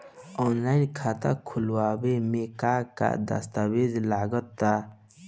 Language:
Bhojpuri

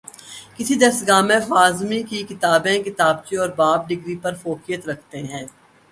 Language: Urdu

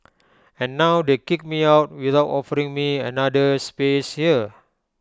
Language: English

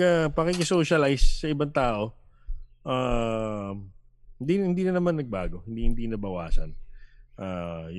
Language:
Filipino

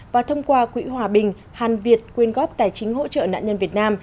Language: Vietnamese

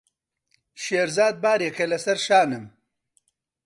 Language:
Central Kurdish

